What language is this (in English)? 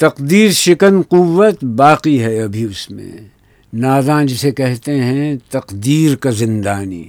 Urdu